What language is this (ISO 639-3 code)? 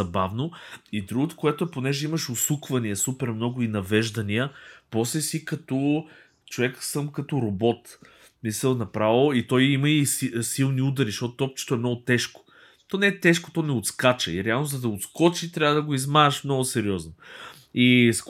bul